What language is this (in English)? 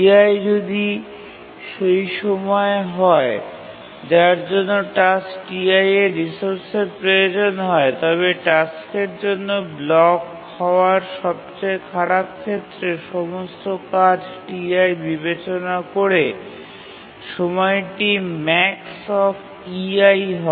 Bangla